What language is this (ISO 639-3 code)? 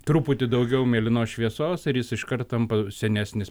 lit